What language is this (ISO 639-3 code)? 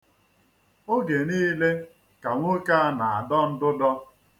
ibo